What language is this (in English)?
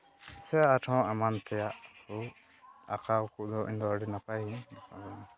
Santali